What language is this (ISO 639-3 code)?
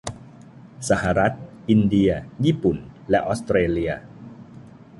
tha